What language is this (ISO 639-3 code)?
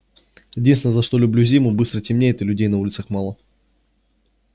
rus